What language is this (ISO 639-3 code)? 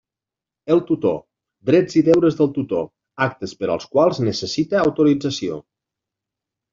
cat